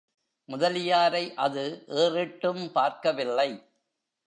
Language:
Tamil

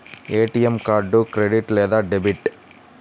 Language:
Telugu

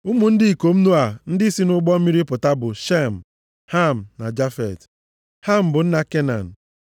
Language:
Igbo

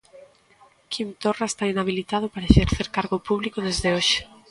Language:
Galician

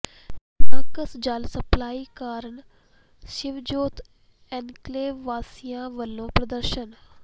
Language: Punjabi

